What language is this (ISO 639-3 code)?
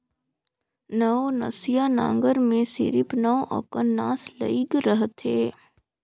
hne